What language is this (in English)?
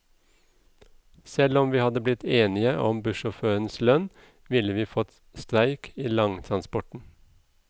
Norwegian